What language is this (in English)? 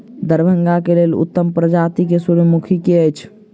Maithili